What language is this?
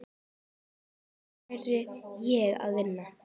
Icelandic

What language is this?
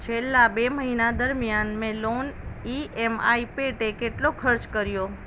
Gujarati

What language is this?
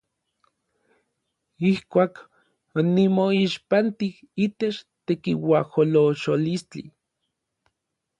Orizaba Nahuatl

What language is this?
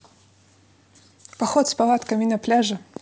Russian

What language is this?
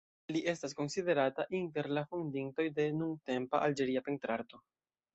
Esperanto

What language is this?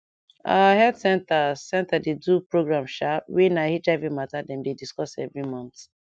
Nigerian Pidgin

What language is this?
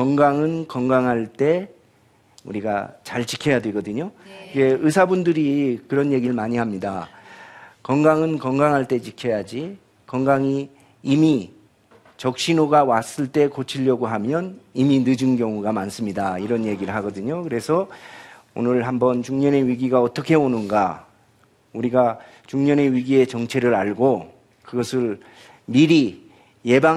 Korean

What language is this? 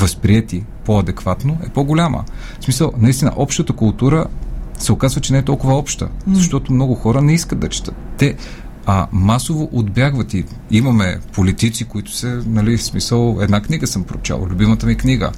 Bulgarian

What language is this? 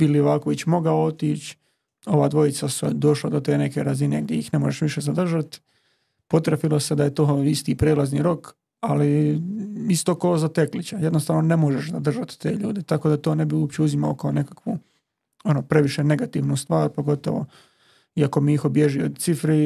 Croatian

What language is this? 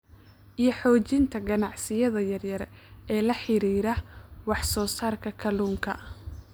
Somali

